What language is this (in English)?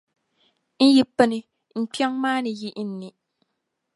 Dagbani